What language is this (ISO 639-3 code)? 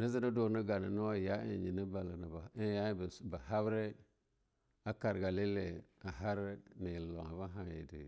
lnu